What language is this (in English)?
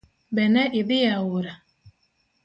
Luo (Kenya and Tanzania)